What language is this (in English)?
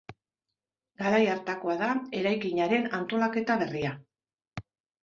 Basque